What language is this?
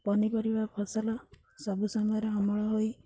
Odia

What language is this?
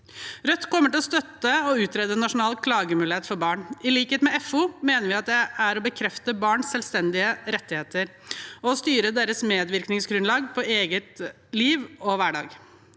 Norwegian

